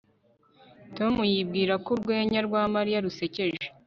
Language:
Kinyarwanda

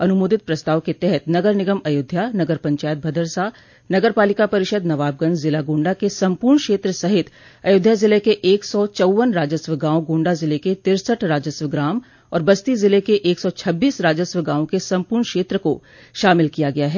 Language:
Hindi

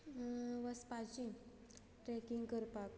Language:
Konkani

